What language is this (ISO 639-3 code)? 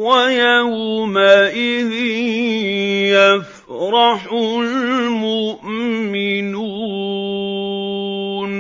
ara